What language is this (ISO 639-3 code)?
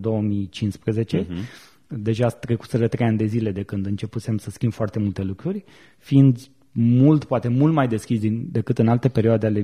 ron